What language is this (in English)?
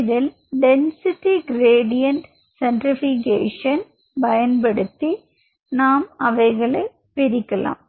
Tamil